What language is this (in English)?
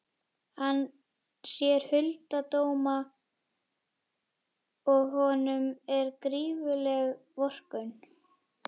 Icelandic